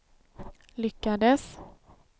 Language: Swedish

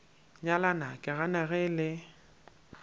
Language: Northern Sotho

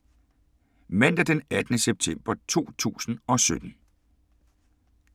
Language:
Danish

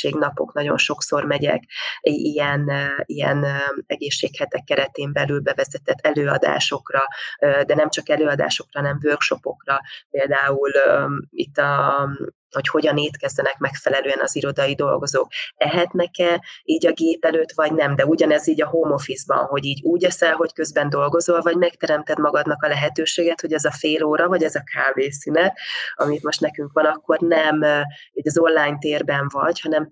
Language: Hungarian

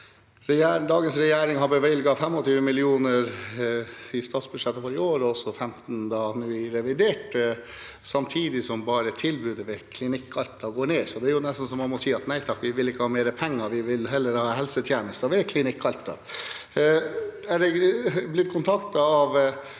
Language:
Norwegian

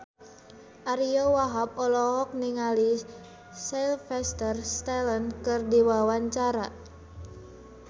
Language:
Sundanese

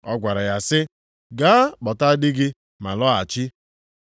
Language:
Igbo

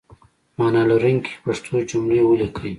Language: Pashto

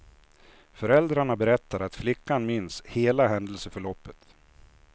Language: Swedish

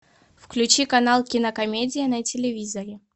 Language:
Russian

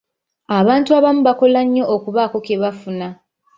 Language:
Ganda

